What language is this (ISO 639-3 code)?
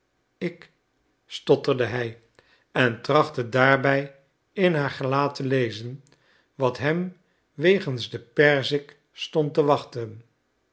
nld